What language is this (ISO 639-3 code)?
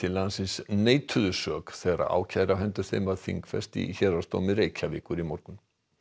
isl